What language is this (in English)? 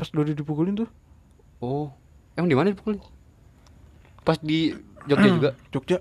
Indonesian